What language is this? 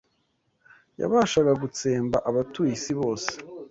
Kinyarwanda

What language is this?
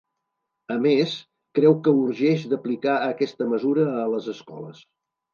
Catalan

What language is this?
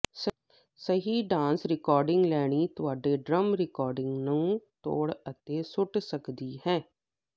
Punjabi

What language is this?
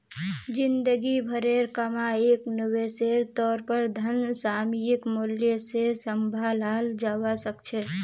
Magahi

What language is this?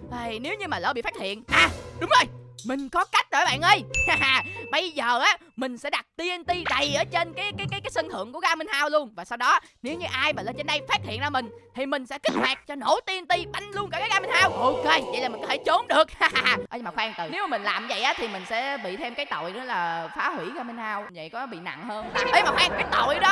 Vietnamese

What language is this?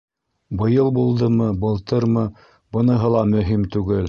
Bashkir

